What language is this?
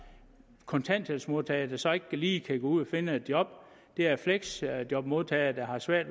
Danish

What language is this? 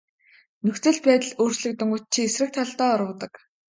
Mongolian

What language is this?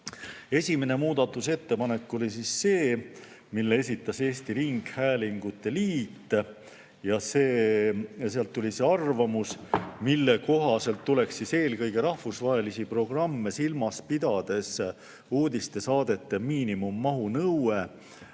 Estonian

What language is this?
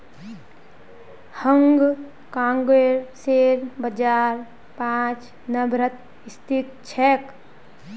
Magahi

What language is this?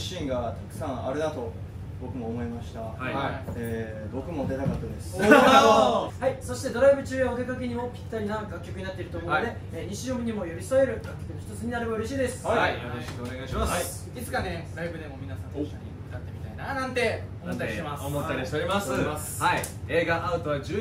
Japanese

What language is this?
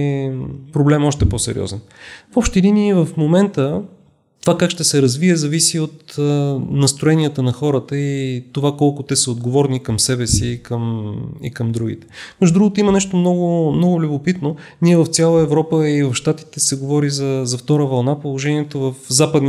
Bulgarian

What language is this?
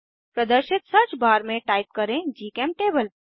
Hindi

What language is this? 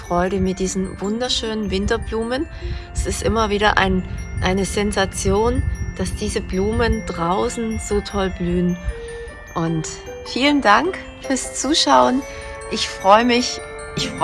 German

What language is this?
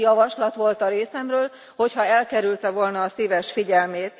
Hungarian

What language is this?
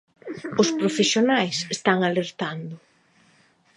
Galician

